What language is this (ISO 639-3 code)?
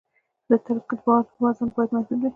pus